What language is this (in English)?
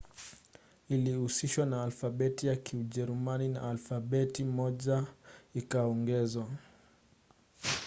Swahili